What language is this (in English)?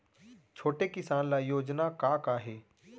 Chhattisgarhi